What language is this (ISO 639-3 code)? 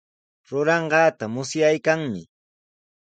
qws